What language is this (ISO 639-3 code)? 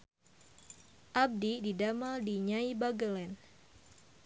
sun